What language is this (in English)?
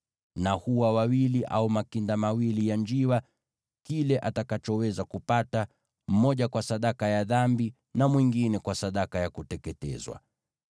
Swahili